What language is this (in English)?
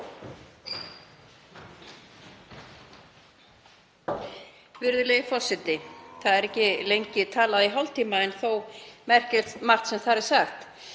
Icelandic